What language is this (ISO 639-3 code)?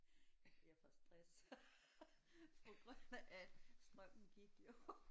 dan